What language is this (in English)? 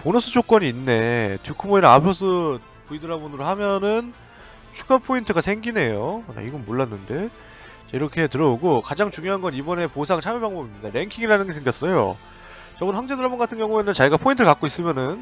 Korean